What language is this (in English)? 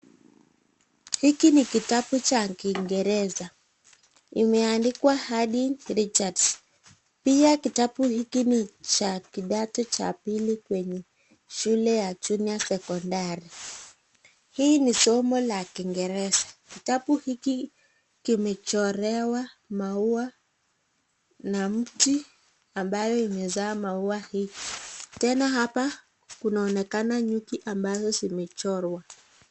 Swahili